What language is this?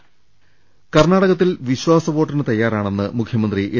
Malayalam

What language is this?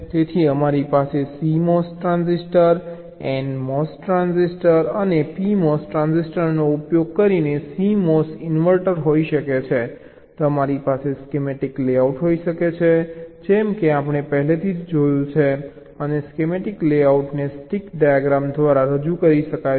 Gujarati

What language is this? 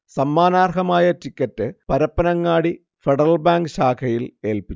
Malayalam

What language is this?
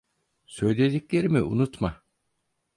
Turkish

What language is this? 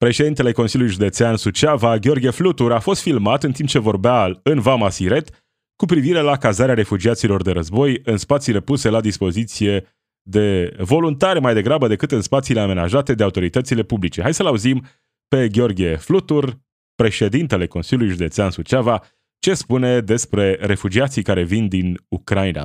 Romanian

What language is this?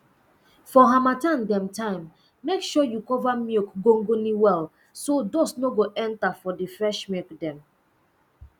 Nigerian Pidgin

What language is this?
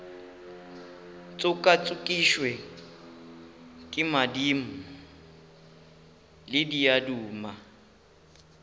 Northern Sotho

